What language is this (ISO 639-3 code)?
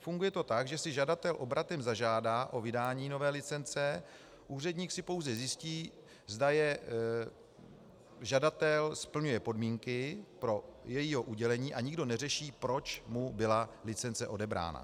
ces